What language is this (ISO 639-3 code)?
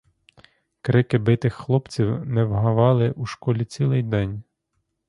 ukr